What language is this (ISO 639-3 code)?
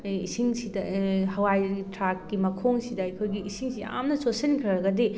mni